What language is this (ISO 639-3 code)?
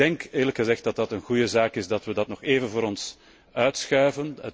nld